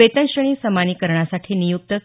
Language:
Marathi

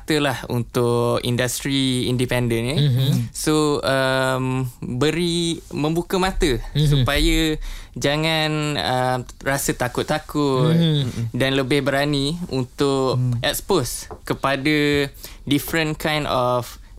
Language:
Malay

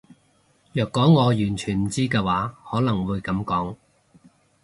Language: Cantonese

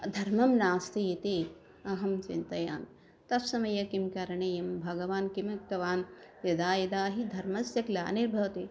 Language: Sanskrit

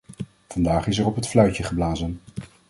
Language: Dutch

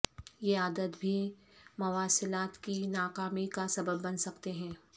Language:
Urdu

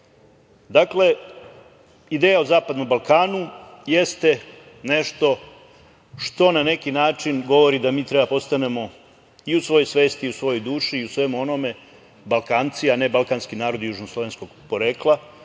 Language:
Serbian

